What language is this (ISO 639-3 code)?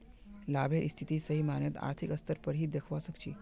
mag